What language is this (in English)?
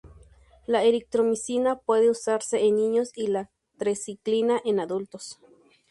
Spanish